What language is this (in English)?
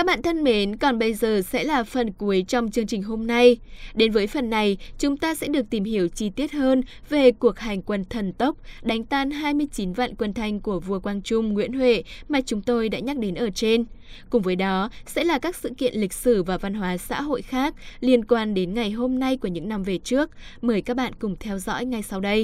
Vietnamese